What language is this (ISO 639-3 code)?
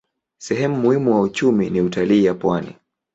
swa